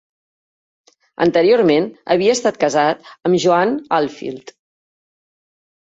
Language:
Catalan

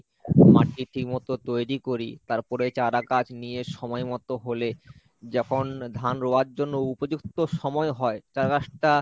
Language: Bangla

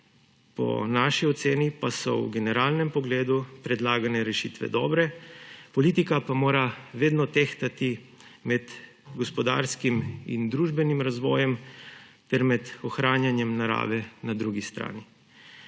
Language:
Slovenian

